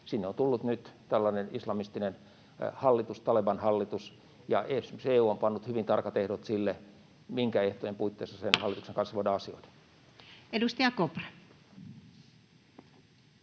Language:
Finnish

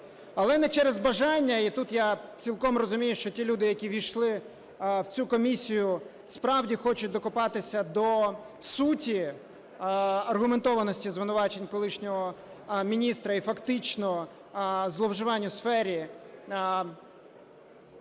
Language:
Ukrainian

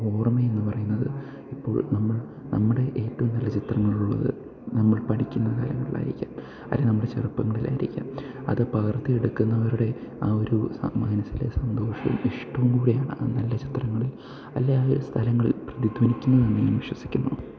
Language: Malayalam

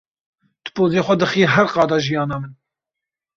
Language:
Kurdish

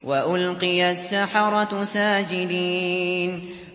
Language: Arabic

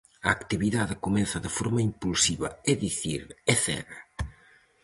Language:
Galician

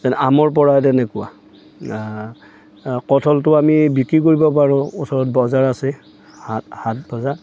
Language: Assamese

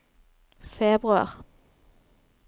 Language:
Norwegian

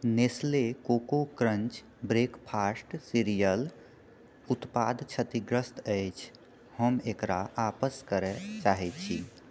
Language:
Maithili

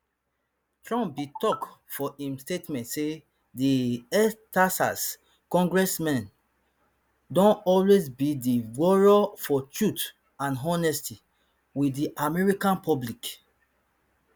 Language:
Nigerian Pidgin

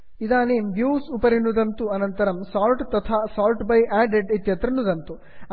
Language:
Sanskrit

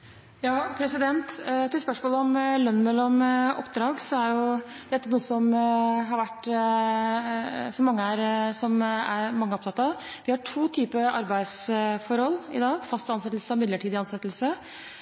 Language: Norwegian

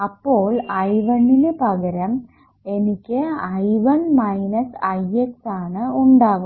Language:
Malayalam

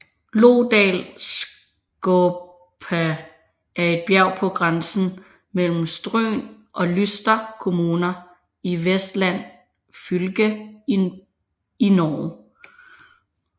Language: Danish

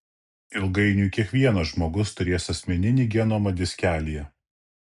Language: Lithuanian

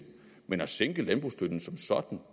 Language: Danish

